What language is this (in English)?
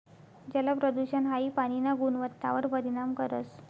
Marathi